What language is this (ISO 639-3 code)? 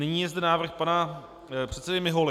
ces